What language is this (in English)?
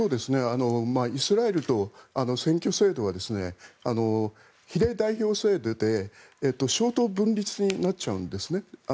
Japanese